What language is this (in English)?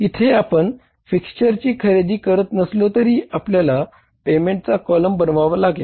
Marathi